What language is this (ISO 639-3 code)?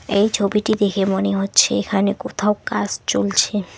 ben